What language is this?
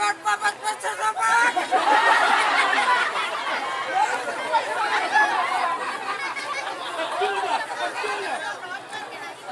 Indonesian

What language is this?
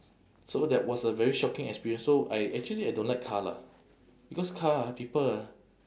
English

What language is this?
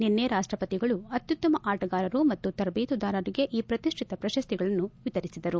Kannada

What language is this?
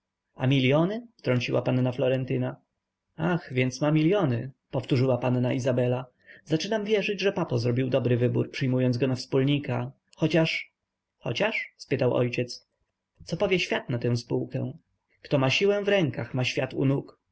Polish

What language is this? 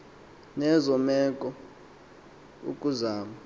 Xhosa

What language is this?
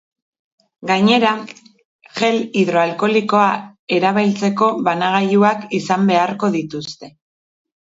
Basque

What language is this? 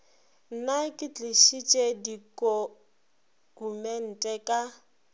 Northern Sotho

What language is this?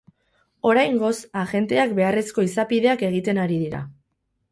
Basque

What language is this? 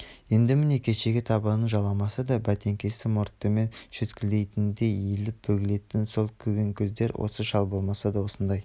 Kazakh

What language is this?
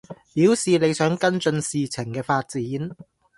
Cantonese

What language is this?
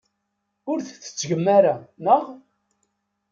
Kabyle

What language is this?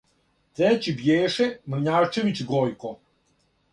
Serbian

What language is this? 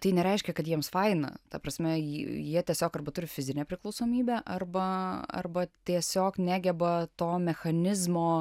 Lithuanian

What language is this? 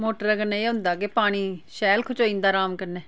Dogri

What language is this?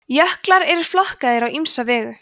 Icelandic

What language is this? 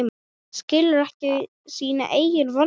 Icelandic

